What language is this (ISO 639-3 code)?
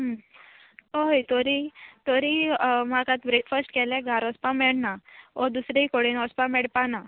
kok